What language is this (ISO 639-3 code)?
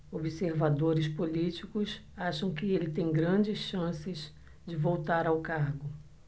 por